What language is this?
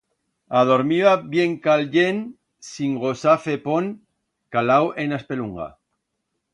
Aragonese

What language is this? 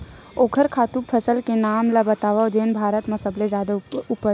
Chhattisgarhi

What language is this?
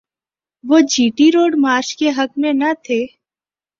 Urdu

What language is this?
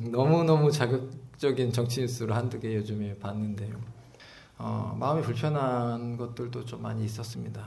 Korean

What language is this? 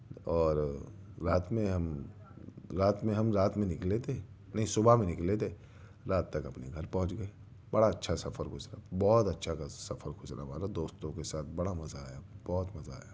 Urdu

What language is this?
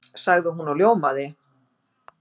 Icelandic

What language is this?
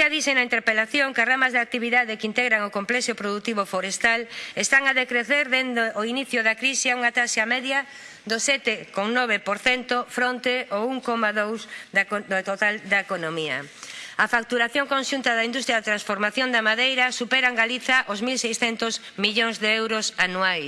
Spanish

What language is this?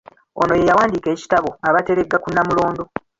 Ganda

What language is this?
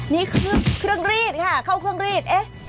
Thai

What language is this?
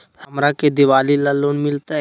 Magahi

